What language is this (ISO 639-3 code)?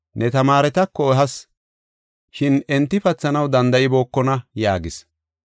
gof